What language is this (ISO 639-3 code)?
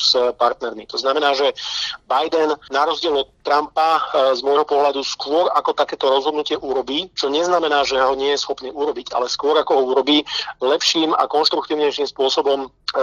slk